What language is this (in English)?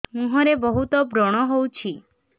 Odia